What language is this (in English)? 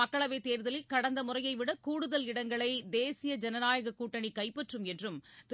Tamil